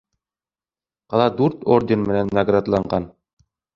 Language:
Bashkir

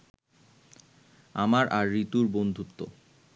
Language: Bangla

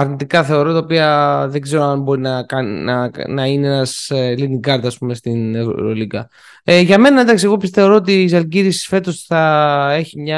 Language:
Greek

